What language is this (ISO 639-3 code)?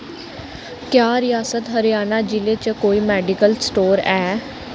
doi